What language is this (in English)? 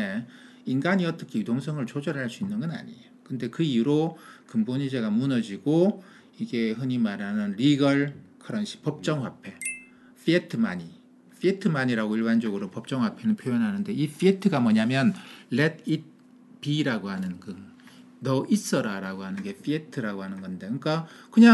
Korean